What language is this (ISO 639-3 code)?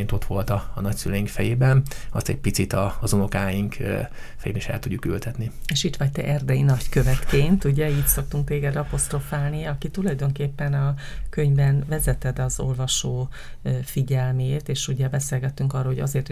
hun